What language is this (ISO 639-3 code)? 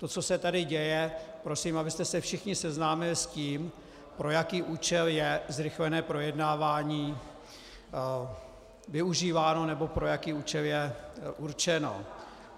ces